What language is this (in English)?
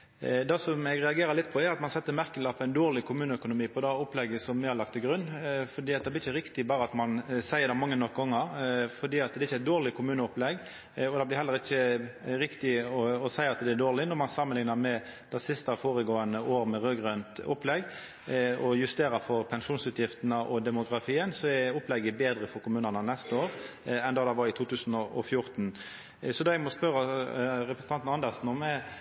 Norwegian Nynorsk